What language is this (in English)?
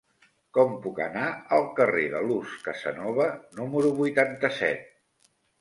Catalan